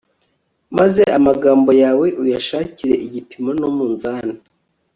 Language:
Kinyarwanda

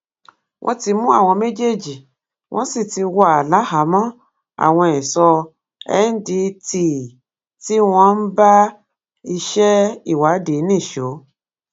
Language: Yoruba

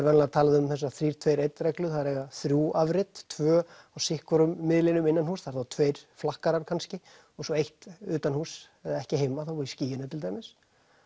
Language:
Icelandic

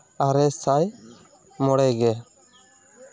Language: Santali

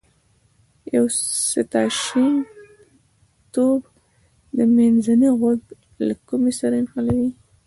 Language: Pashto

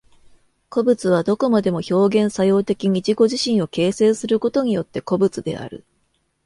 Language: Japanese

